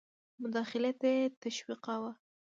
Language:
Pashto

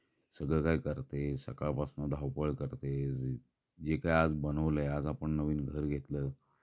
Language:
Marathi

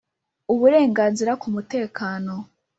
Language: Kinyarwanda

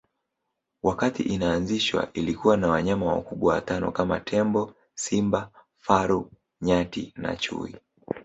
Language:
Swahili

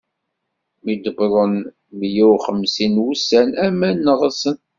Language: Kabyle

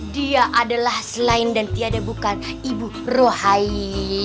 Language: Indonesian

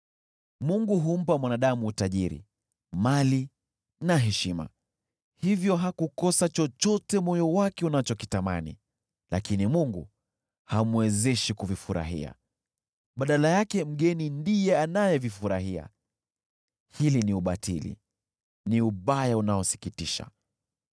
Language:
Swahili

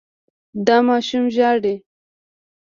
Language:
Pashto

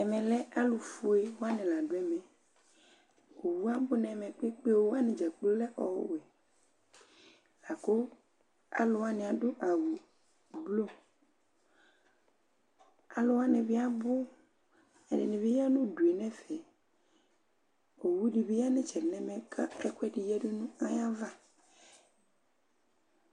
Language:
Ikposo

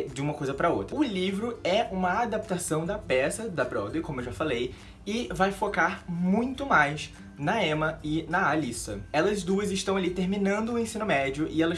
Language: Portuguese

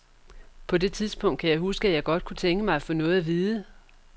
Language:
Danish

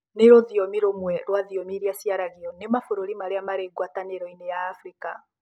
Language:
Kikuyu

